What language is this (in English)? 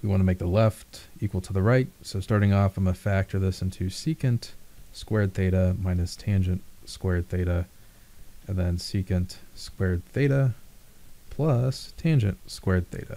English